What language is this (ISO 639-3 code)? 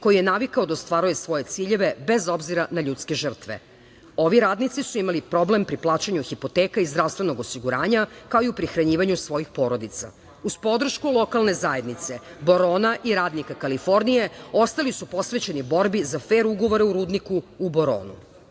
srp